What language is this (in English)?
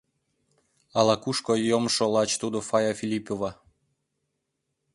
Mari